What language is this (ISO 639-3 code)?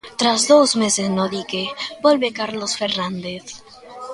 glg